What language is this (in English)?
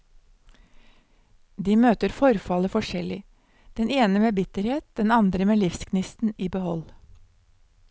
Norwegian